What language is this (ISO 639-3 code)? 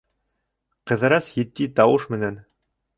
bak